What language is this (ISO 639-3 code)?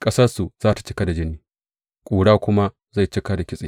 hau